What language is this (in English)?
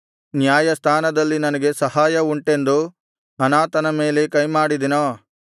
Kannada